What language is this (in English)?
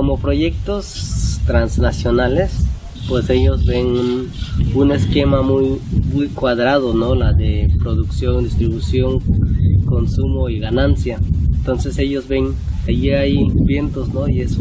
Spanish